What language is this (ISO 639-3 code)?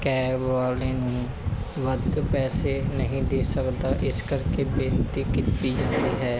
pan